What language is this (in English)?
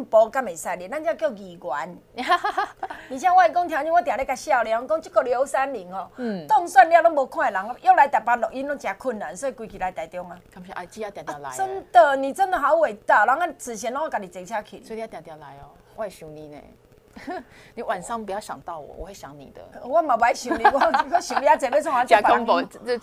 Chinese